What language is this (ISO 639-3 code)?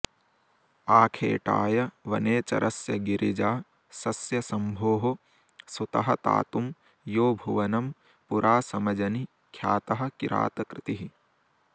san